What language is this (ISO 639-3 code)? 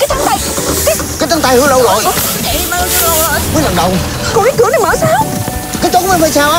vie